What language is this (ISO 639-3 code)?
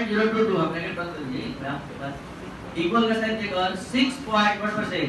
hin